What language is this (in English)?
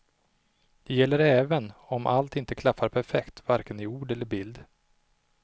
Swedish